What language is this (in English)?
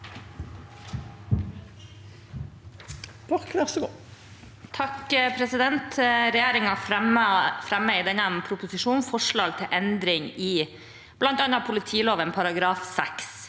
Norwegian